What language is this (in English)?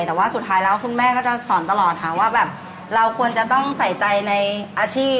Thai